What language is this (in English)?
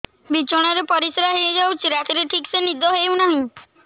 Odia